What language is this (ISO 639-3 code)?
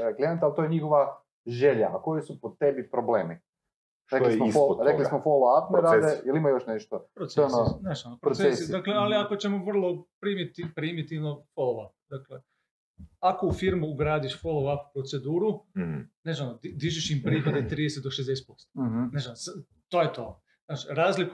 hrv